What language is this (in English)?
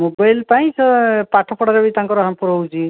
Odia